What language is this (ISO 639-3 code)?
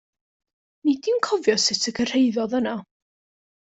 cym